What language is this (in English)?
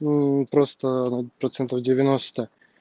Russian